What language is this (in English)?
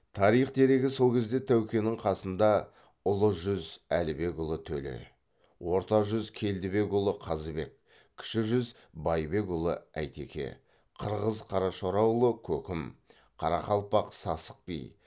Kazakh